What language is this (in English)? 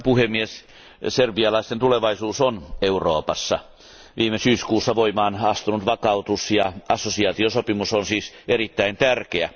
Finnish